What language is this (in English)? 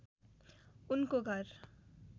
Nepali